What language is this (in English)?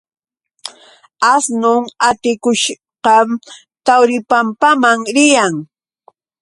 Yauyos Quechua